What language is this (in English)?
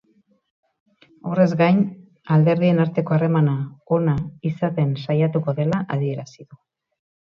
Basque